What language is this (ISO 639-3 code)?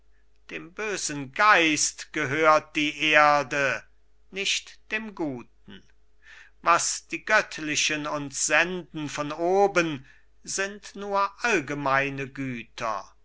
deu